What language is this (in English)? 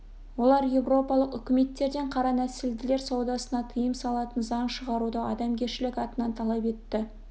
Kazakh